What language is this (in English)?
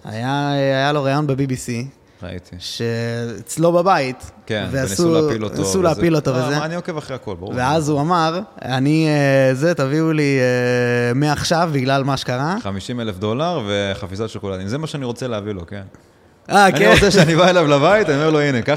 Hebrew